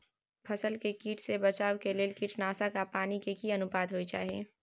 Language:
Maithili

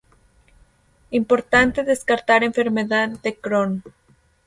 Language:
Spanish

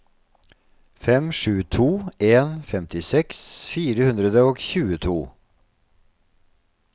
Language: Norwegian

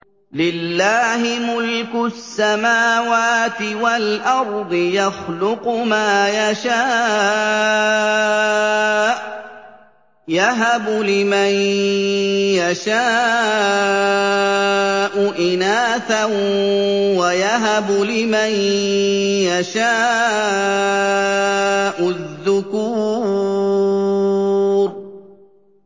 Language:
Arabic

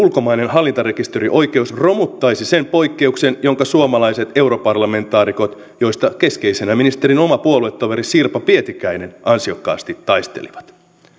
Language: Finnish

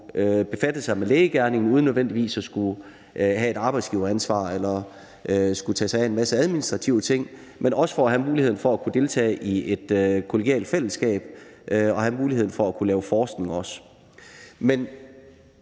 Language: Danish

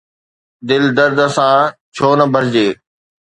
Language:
Sindhi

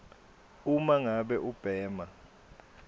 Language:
Swati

